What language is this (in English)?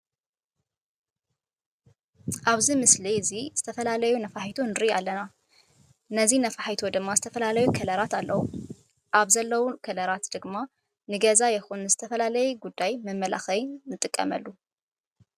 Tigrinya